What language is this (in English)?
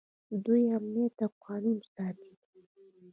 Pashto